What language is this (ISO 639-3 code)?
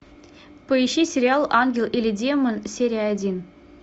rus